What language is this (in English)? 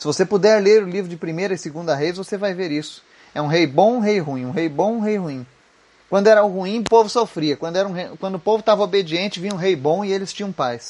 Portuguese